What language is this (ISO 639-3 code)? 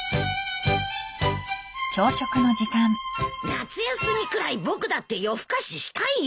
jpn